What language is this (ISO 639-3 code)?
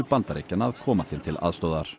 isl